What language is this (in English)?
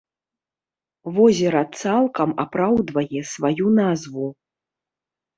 Belarusian